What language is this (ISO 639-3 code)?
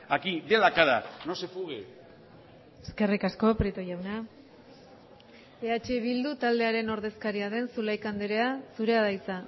eus